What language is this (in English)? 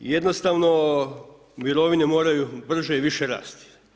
Croatian